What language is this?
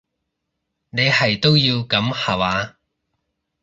Cantonese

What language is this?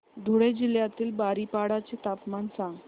Marathi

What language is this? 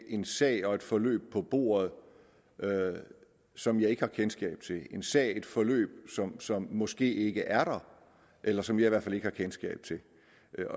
Danish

